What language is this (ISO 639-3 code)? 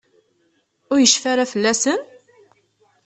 kab